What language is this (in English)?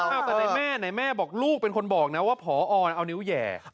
Thai